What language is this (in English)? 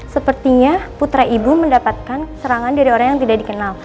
Indonesian